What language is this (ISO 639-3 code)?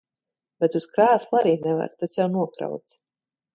lav